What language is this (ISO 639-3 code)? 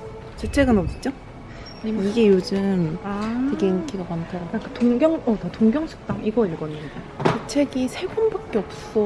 kor